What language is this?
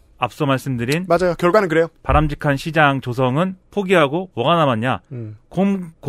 Korean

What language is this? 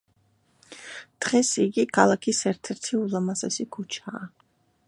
Georgian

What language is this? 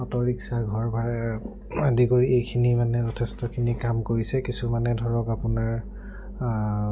Assamese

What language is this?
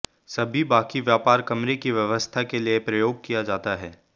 Hindi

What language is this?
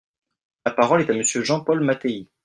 French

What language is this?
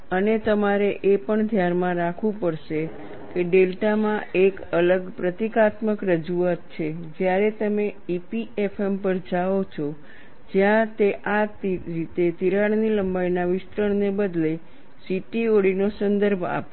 Gujarati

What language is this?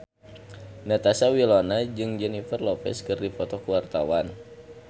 Sundanese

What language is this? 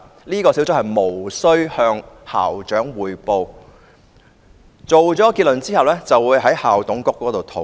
Cantonese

